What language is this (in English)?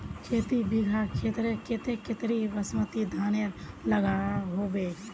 Magahi